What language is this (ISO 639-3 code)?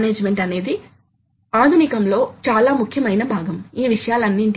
tel